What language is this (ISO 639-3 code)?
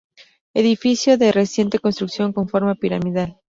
spa